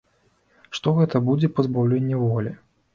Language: Belarusian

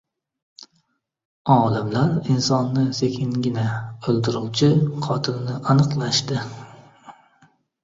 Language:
Uzbek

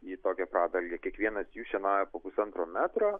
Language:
Lithuanian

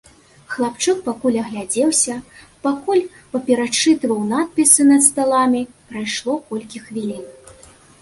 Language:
Belarusian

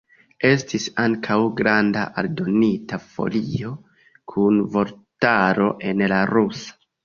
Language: Esperanto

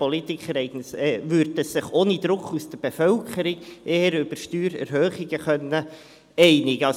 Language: Swiss German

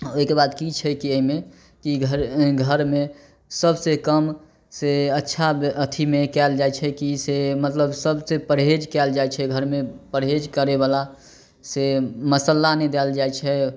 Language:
Maithili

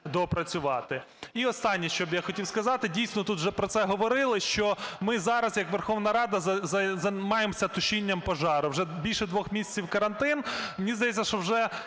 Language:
Ukrainian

